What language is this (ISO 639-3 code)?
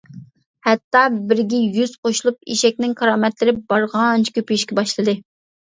uig